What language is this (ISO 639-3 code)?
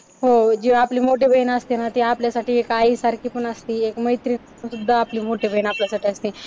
mar